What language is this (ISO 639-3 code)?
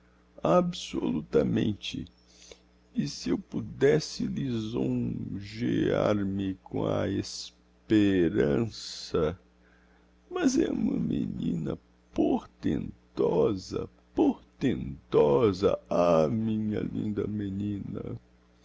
por